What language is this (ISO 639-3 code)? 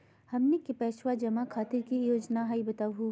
mag